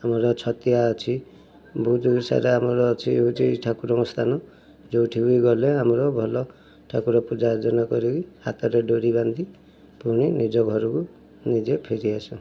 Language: Odia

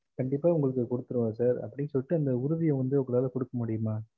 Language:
Tamil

